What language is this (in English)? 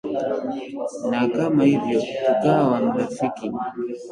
Swahili